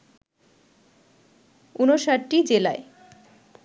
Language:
Bangla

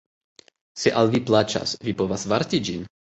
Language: Esperanto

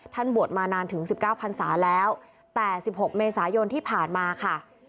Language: Thai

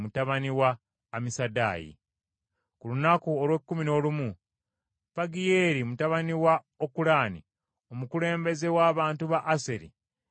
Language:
Ganda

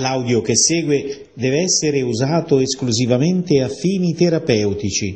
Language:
Italian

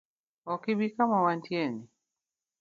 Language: Luo (Kenya and Tanzania)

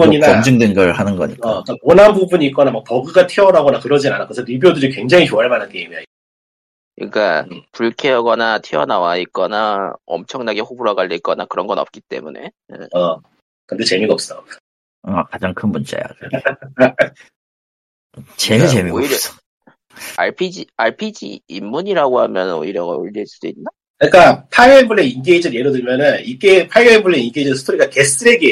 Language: Korean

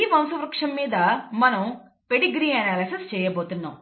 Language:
Telugu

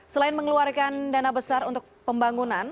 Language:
Indonesian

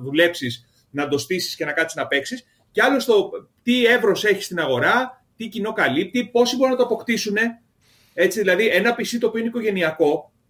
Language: Greek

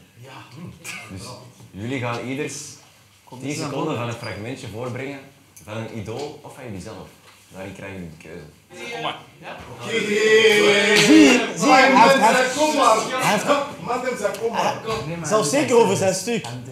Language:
Dutch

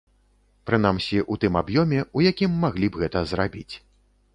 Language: Belarusian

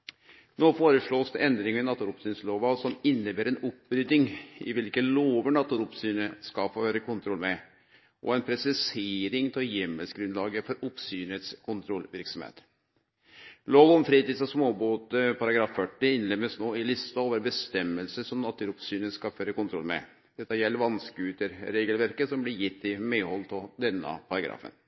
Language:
Norwegian Nynorsk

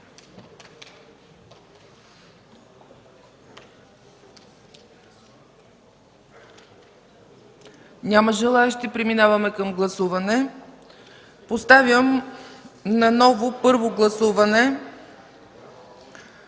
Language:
Bulgarian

